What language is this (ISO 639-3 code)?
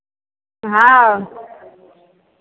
mai